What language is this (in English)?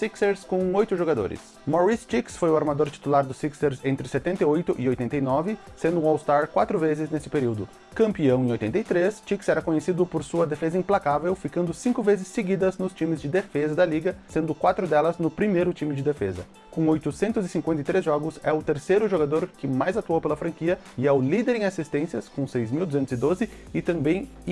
Portuguese